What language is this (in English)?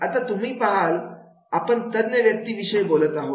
Marathi